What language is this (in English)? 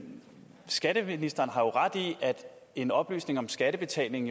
Danish